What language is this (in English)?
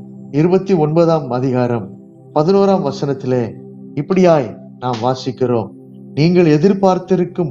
Tamil